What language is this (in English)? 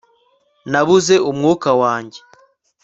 Kinyarwanda